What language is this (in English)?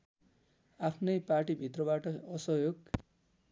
Nepali